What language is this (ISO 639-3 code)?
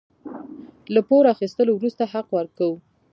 pus